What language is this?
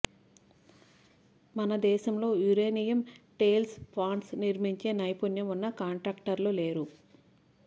Telugu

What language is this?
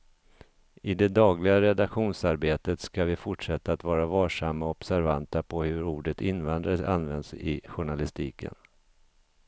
Swedish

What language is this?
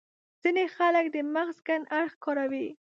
Pashto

